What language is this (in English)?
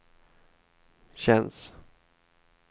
Swedish